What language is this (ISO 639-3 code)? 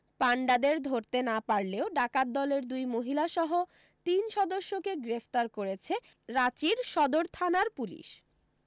ben